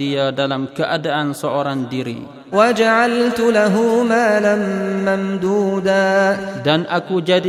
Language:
Malay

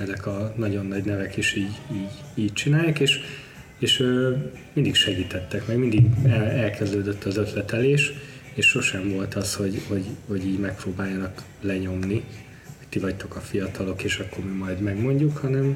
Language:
Hungarian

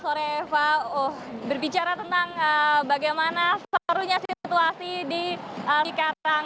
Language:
Indonesian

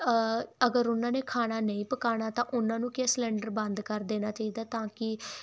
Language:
Punjabi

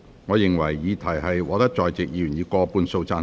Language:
Cantonese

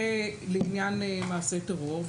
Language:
Hebrew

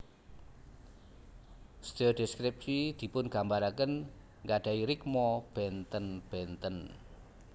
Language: Javanese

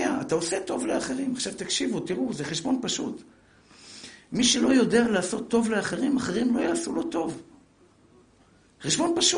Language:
Hebrew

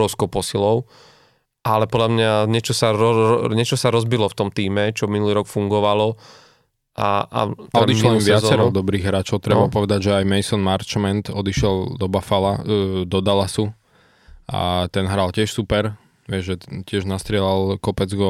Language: Slovak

